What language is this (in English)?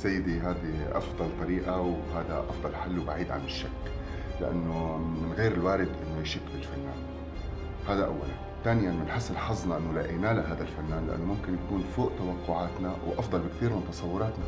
Arabic